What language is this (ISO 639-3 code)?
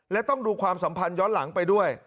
tha